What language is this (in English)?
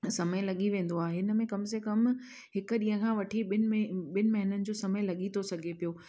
Sindhi